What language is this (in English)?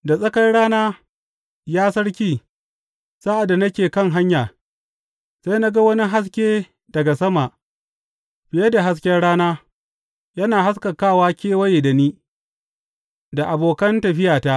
Hausa